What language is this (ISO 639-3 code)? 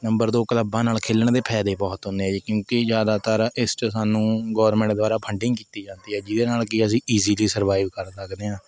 pan